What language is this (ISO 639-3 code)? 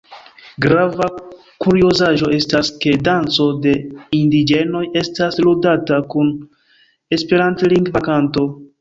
epo